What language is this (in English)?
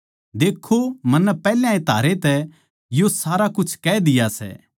Haryanvi